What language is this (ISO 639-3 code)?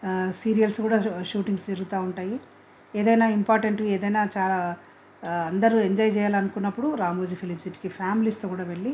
tel